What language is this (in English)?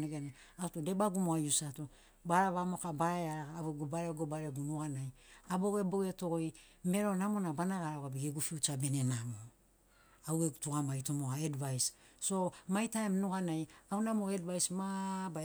Sinaugoro